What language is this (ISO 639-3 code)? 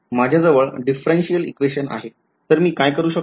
mar